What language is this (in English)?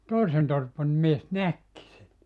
Finnish